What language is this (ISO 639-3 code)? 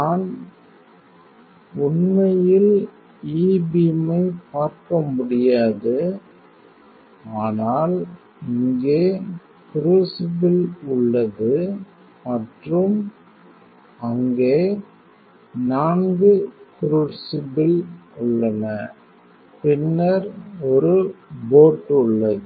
tam